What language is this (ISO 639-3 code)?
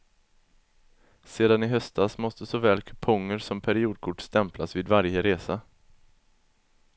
swe